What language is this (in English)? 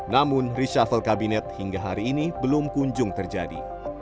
Indonesian